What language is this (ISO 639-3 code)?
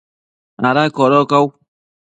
mcf